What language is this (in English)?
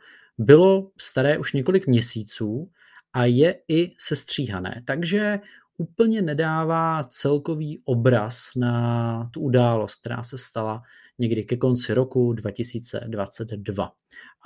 Czech